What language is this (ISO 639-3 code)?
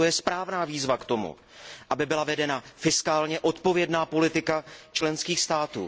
ces